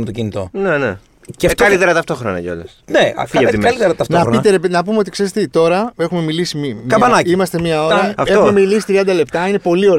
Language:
Greek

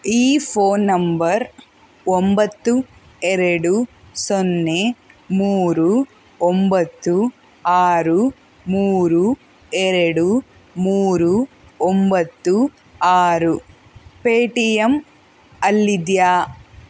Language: Kannada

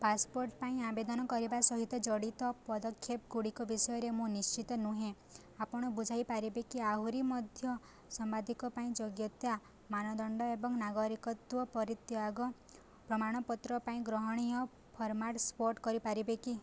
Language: Odia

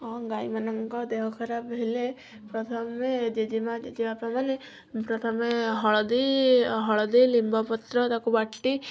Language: Odia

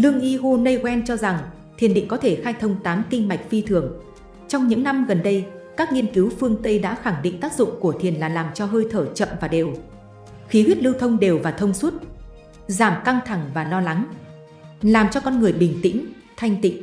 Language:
Vietnamese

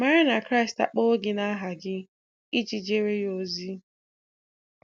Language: Igbo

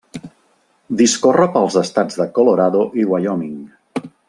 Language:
Catalan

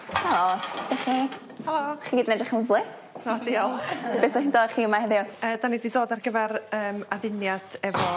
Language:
Welsh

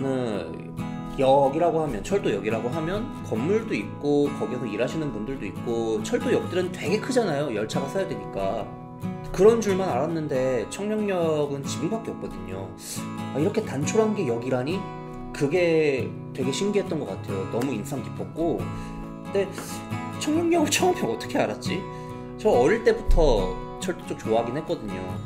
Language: Korean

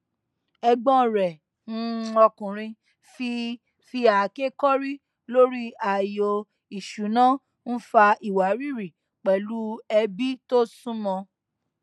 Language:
Yoruba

